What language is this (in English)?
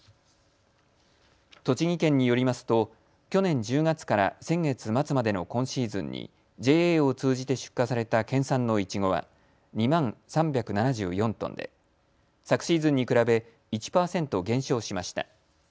Japanese